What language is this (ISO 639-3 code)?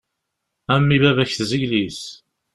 kab